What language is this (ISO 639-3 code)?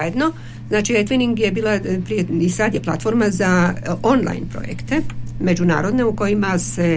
hrv